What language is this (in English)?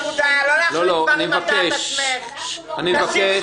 Hebrew